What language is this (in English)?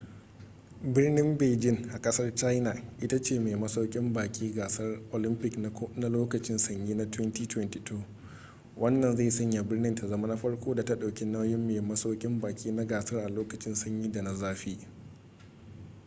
Hausa